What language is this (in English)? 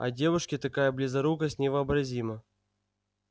Russian